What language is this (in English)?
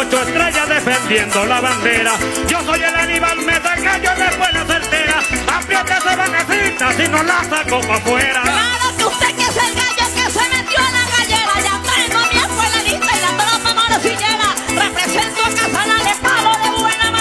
Spanish